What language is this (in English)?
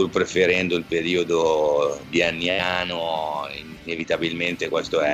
Italian